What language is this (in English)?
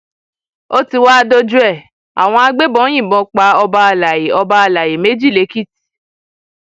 Yoruba